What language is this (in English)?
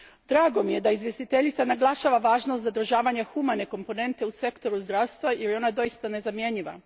Croatian